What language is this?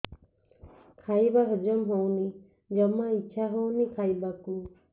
Odia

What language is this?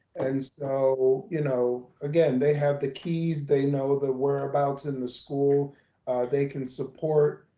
English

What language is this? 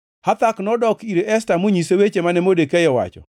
Luo (Kenya and Tanzania)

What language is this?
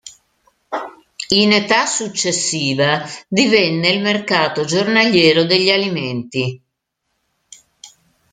Italian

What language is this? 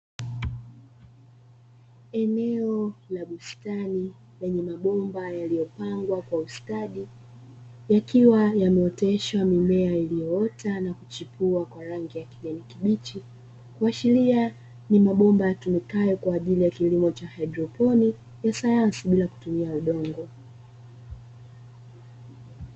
Swahili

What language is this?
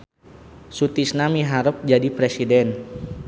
Sundanese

